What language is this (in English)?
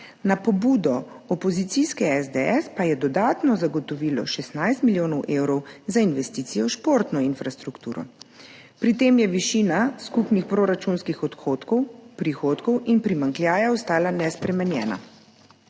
Slovenian